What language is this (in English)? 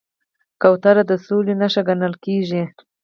Pashto